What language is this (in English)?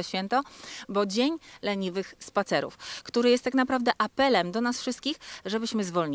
Polish